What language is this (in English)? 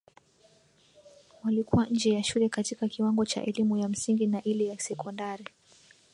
Swahili